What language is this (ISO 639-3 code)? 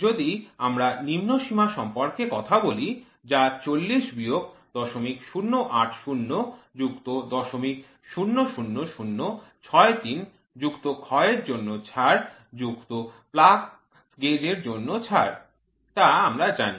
ben